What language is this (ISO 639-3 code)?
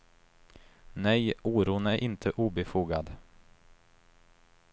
swe